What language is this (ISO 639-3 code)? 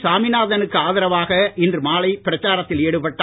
tam